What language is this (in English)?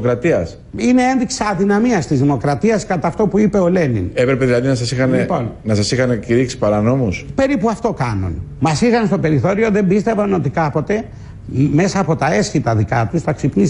Greek